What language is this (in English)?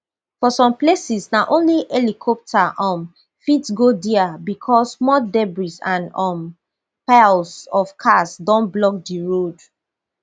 Nigerian Pidgin